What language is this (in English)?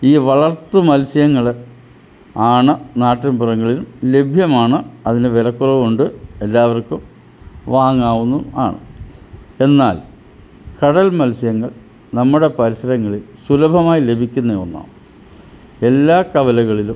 Malayalam